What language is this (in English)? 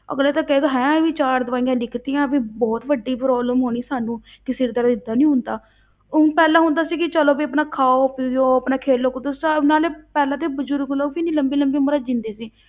Punjabi